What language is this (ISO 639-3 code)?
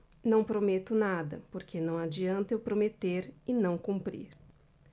por